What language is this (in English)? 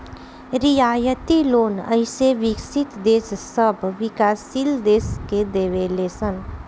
Bhojpuri